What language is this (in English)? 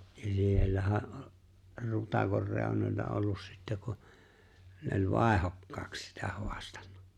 Finnish